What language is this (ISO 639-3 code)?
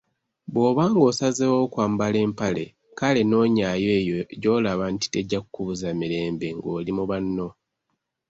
lug